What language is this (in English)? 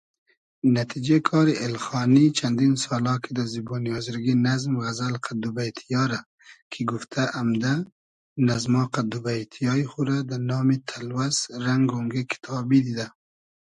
Hazaragi